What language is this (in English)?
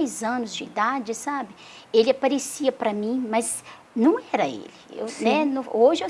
Portuguese